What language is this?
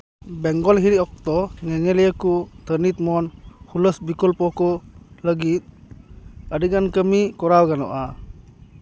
Santali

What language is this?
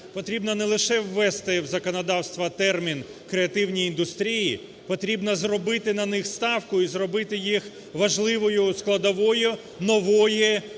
Ukrainian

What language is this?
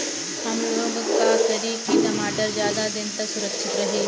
Bhojpuri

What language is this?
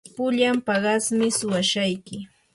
Yanahuanca Pasco Quechua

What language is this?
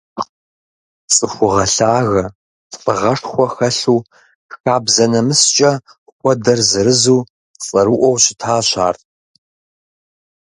Kabardian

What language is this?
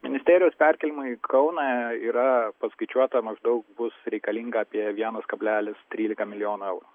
Lithuanian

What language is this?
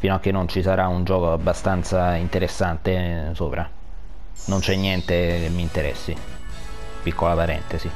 Italian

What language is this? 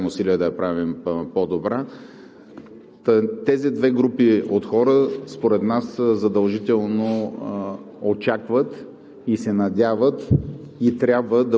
Bulgarian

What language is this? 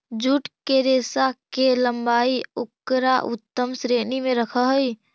Magahi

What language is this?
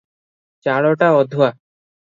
Odia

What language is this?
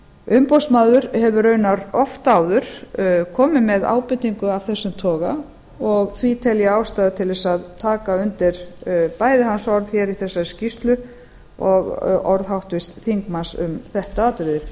Icelandic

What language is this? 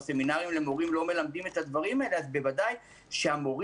Hebrew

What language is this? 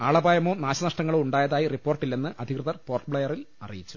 Malayalam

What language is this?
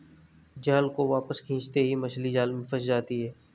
Hindi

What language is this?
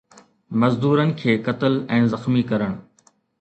Sindhi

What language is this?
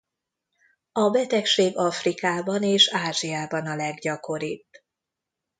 Hungarian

